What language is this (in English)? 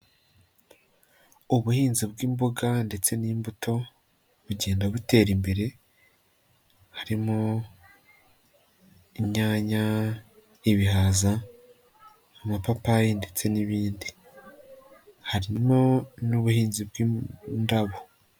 Kinyarwanda